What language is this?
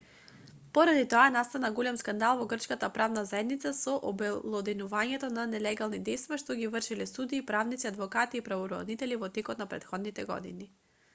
Macedonian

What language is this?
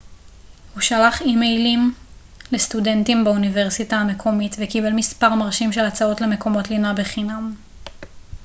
Hebrew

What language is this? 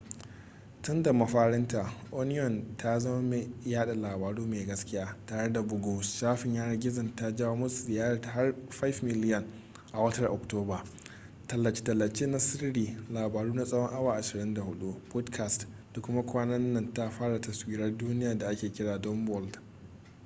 Hausa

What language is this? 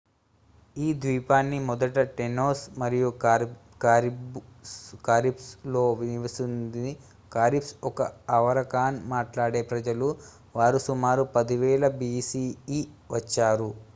Telugu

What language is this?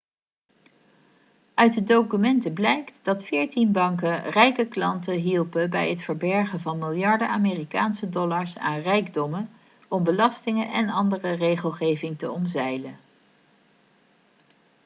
Dutch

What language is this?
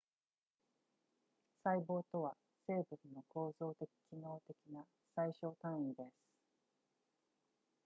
Japanese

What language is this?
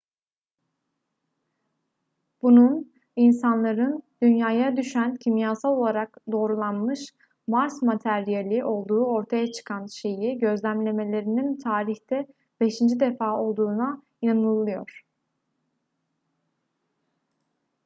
Turkish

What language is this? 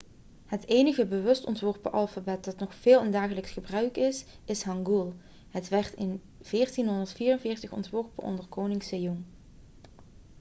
Dutch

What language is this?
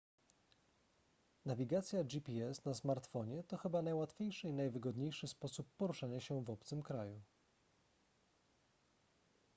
Polish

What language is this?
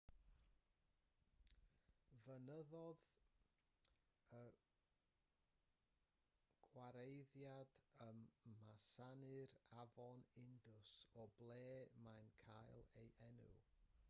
Welsh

